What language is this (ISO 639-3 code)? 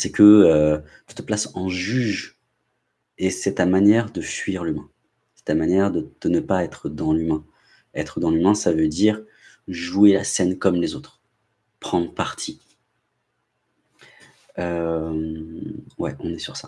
fra